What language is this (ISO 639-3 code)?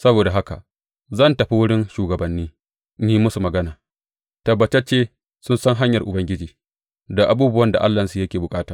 hau